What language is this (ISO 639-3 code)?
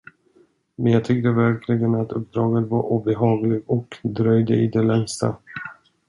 swe